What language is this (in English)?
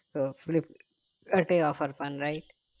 Bangla